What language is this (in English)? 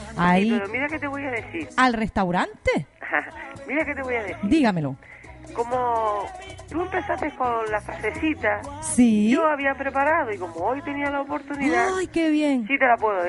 Spanish